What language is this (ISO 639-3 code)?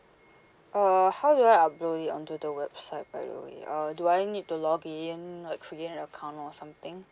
eng